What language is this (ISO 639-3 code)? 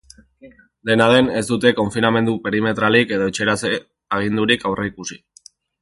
eus